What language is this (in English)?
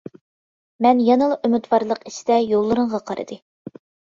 Uyghur